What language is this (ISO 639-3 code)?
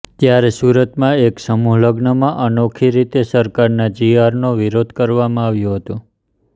guj